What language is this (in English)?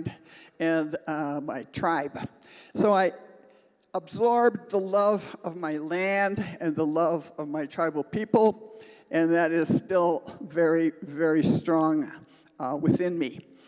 English